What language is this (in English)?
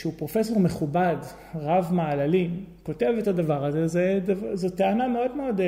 Hebrew